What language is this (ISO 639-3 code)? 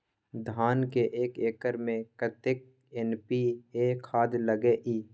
mai